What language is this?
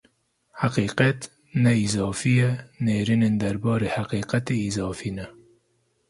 Kurdish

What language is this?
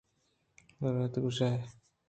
Eastern Balochi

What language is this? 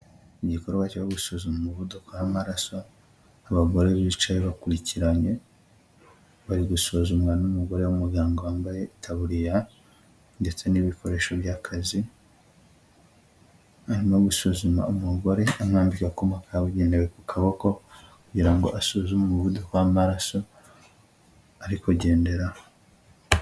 Kinyarwanda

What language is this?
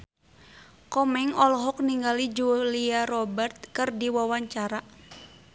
Sundanese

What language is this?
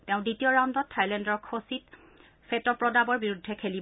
Assamese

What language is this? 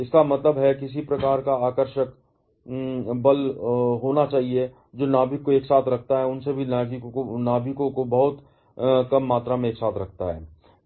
Hindi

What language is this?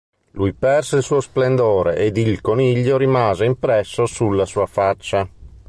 Italian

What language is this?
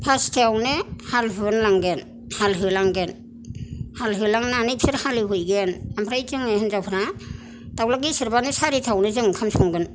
Bodo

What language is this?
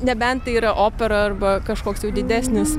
Lithuanian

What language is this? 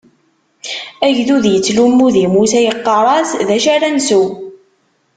Kabyle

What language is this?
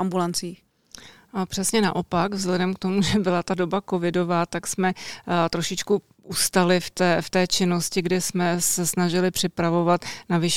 Czech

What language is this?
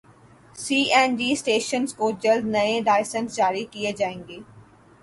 Urdu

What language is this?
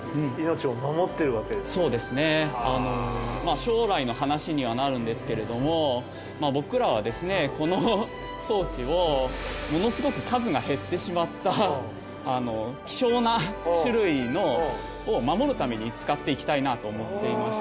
Japanese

